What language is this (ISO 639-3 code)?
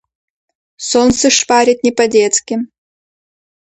rus